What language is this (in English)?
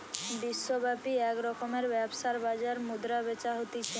Bangla